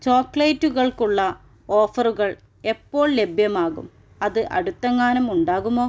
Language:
Malayalam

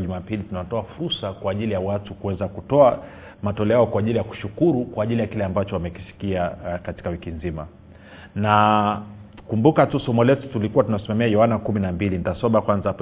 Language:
Swahili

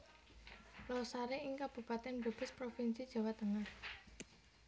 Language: Javanese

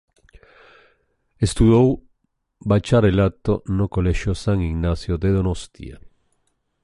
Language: Galician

